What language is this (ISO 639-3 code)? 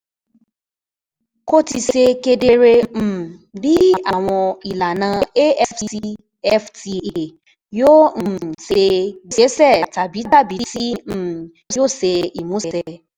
yor